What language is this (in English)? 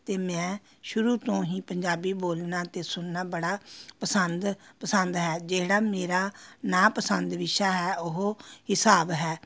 Punjabi